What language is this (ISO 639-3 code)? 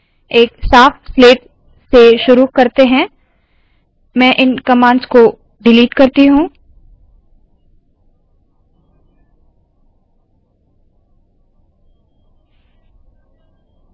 hin